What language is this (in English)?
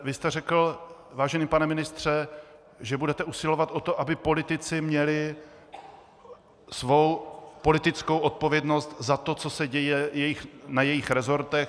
Czech